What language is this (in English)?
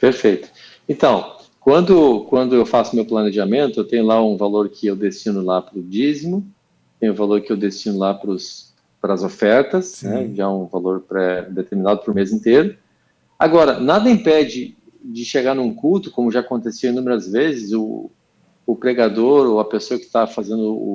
Portuguese